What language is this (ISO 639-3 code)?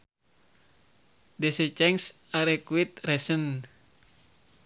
sun